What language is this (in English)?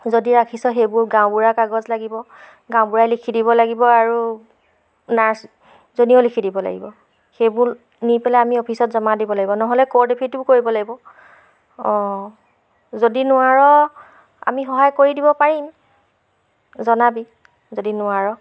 Assamese